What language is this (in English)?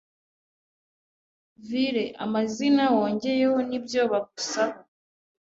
Kinyarwanda